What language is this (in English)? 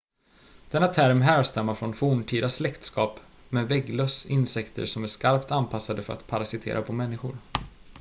Swedish